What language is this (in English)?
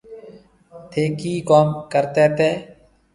Marwari (Pakistan)